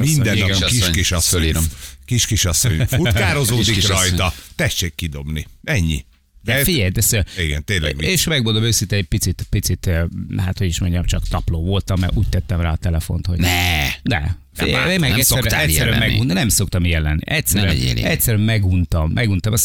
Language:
Hungarian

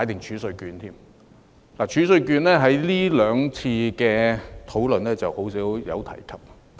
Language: Cantonese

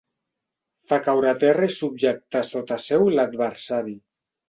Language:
Catalan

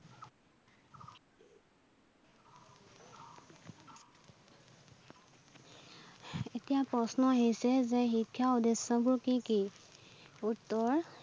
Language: Assamese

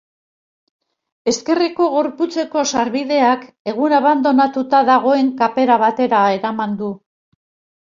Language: Basque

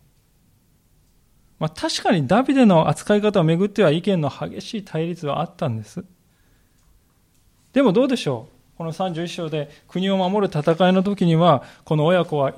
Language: Japanese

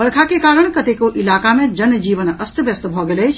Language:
Maithili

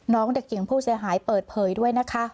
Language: Thai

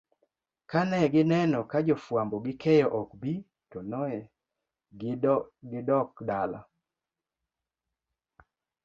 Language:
Luo (Kenya and Tanzania)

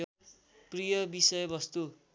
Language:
Nepali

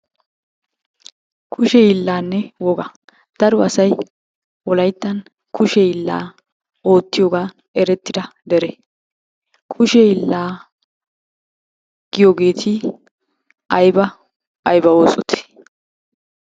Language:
Wolaytta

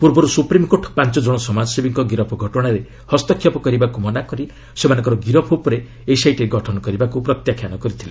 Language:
Odia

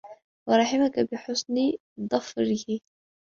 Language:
Arabic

